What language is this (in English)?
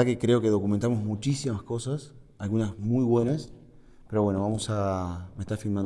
Spanish